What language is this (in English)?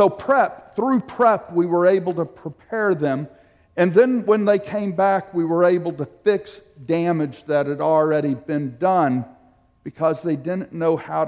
English